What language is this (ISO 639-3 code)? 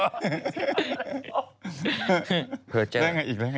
tha